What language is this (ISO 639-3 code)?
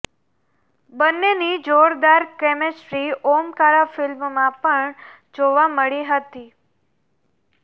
guj